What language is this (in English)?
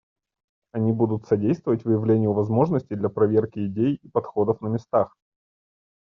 Russian